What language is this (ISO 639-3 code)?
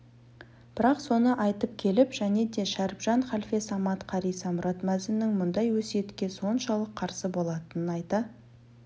kaz